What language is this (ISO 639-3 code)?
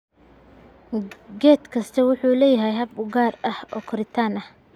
som